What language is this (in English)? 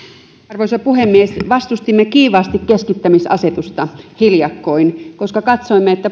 Finnish